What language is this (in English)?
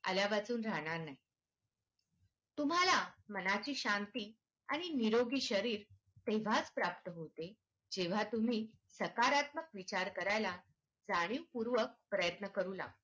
Marathi